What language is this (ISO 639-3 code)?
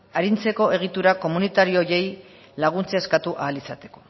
eus